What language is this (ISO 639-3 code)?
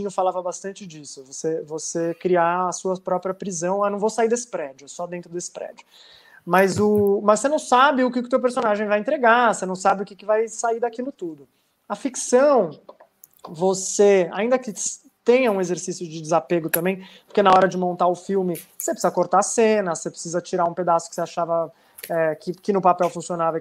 por